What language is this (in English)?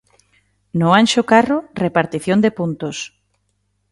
Galician